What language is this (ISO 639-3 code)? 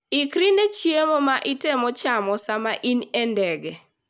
luo